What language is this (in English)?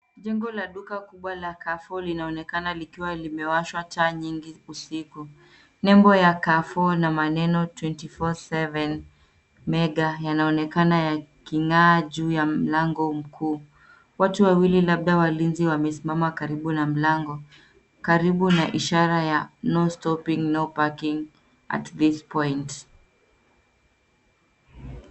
Swahili